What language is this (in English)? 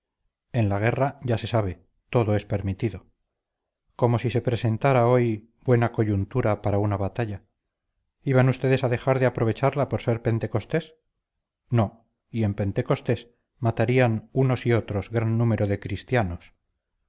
Spanish